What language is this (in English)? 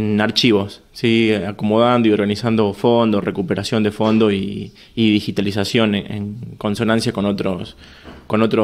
Spanish